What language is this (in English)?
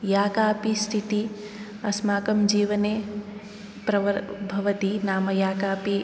Sanskrit